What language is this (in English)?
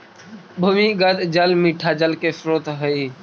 Magahi